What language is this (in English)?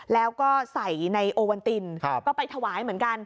Thai